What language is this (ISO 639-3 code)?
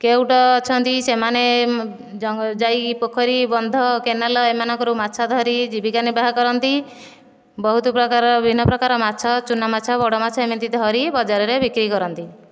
ori